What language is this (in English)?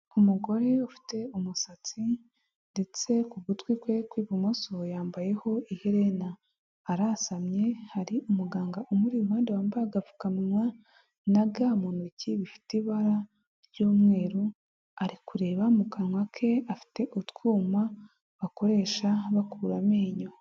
Kinyarwanda